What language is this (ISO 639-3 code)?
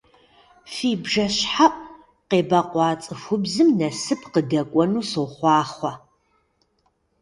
kbd